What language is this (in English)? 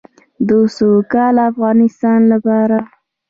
Pashto